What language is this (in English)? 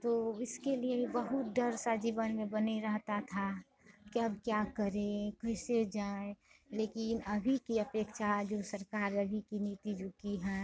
Hindi